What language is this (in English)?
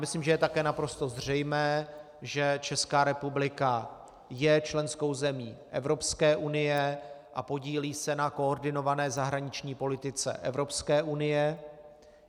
Czech